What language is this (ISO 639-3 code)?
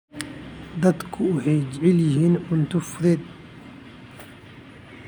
som